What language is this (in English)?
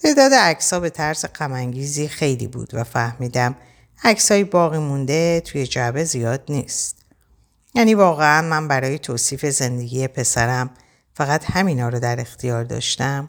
Persian